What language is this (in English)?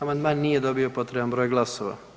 Croatian